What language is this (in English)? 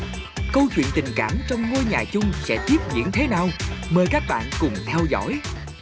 Vietnamese